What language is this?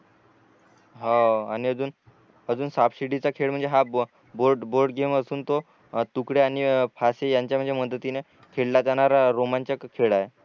Marathi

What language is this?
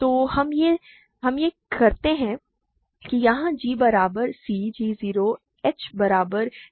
Hindi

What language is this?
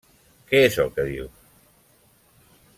Catalan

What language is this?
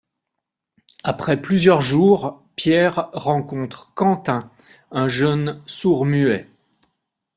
French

